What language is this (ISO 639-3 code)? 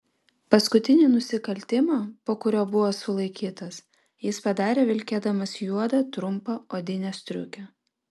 lit